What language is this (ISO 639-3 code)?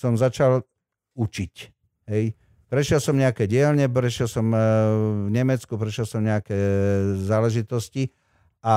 slk